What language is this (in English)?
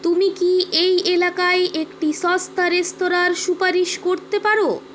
Bangla